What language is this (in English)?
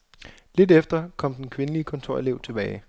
Danish